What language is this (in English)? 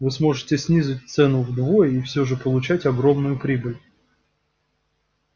Russian